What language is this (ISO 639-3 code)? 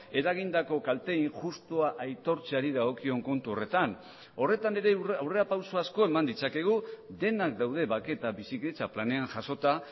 eus